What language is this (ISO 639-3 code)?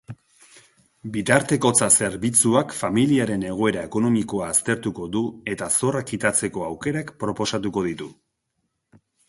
eus